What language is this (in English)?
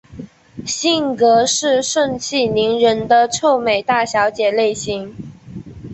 Chinese